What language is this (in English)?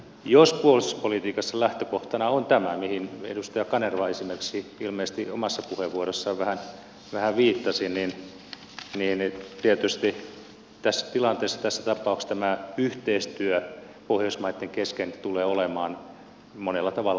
Finnish